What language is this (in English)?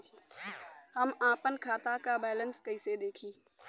Bhojpuri